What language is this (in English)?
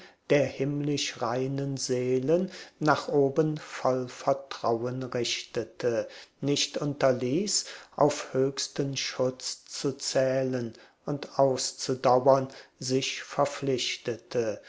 German